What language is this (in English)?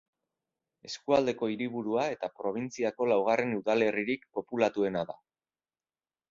Basque